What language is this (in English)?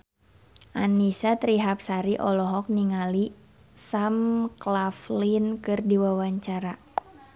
Sundanese